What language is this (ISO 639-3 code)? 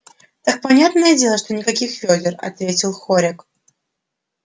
rus